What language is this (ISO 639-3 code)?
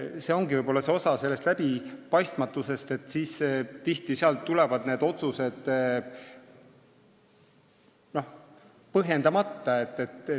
est